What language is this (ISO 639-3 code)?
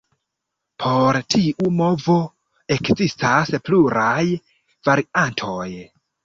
epo